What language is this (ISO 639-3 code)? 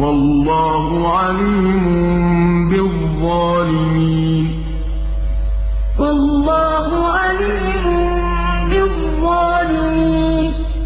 ara